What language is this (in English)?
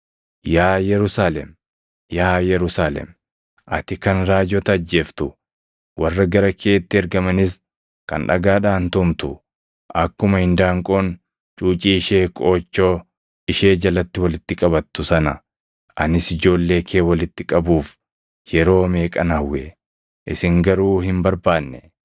Oromo